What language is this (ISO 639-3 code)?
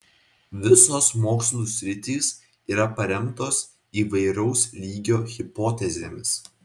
lit